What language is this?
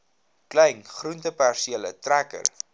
Afrikaans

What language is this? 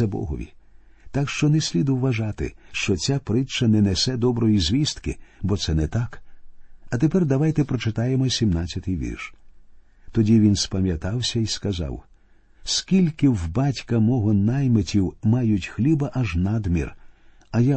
Ukrainian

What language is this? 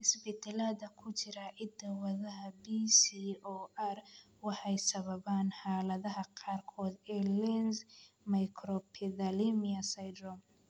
Somali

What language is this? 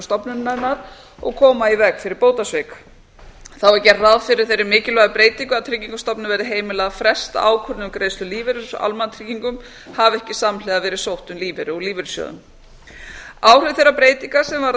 Icelandic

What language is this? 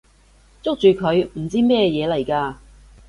Cantonese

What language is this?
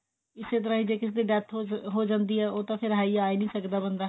Punjabi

